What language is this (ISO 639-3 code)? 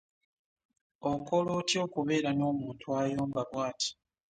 lug